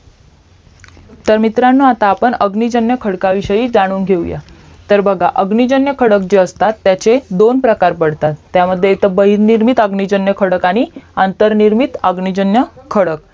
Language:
Marathi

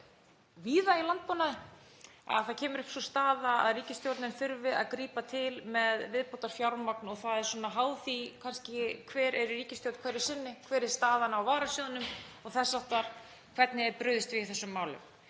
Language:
Icelandic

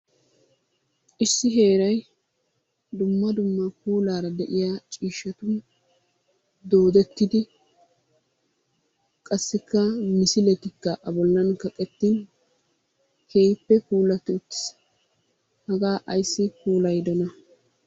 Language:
Wolaytta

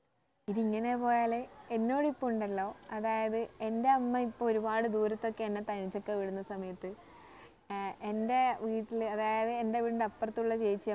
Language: Malayalam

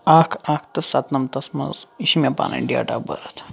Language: Kashmiri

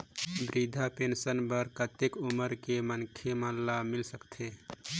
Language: Chhattisgarhi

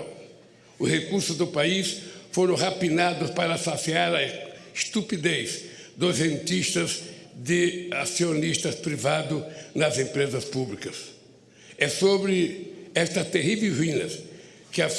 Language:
Portuguese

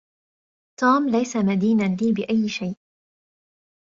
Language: Arabic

